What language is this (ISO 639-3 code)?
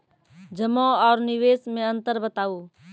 mai